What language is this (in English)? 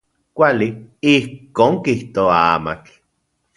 Central Puebla Nahuatl